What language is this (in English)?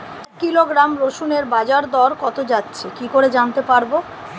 Bangla